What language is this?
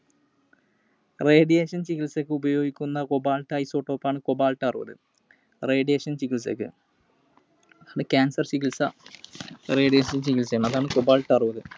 Malayalam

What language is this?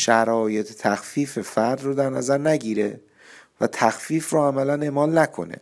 Persian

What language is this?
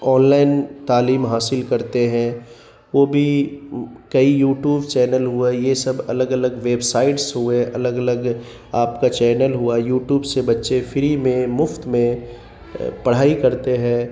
Urdu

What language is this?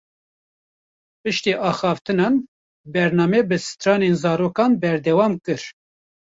Kurdish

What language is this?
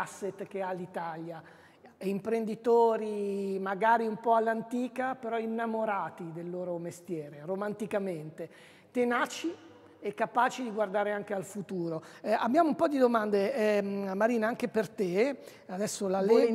Italian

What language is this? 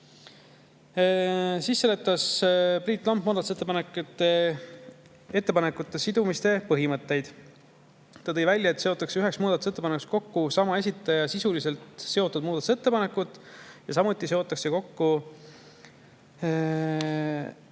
Estonian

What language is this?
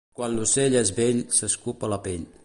Catalan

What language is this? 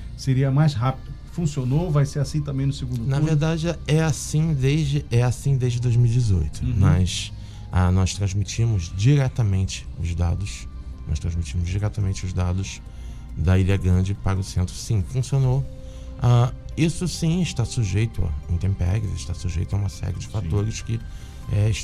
Portuguese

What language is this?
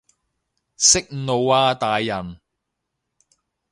Cantonese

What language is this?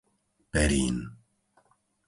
Slovak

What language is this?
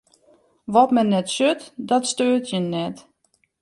Western Frisian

